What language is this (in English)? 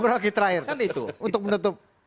Indonesian